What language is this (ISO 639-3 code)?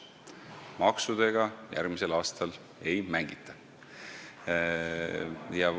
est